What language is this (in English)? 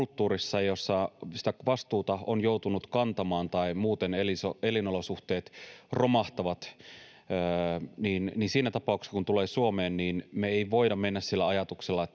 Finnish